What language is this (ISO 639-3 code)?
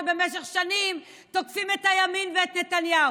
heb